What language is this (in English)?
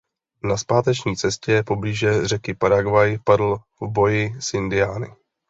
Czech